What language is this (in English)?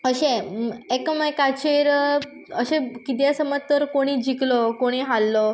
Konkani